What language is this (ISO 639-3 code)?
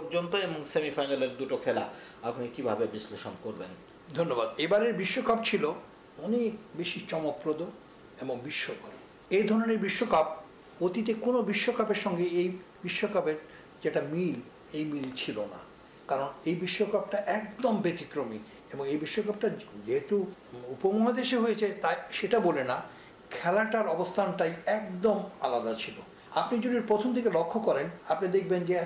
ben